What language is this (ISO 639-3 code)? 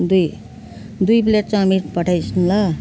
nep